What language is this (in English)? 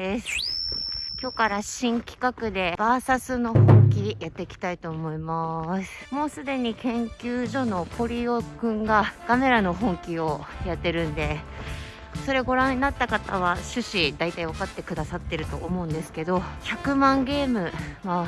Japanese